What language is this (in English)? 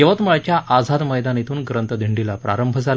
Marathi